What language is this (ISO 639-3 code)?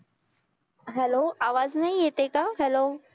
mar